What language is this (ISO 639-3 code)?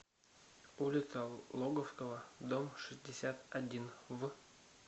rus